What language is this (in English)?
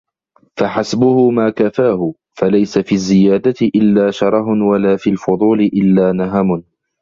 Arabic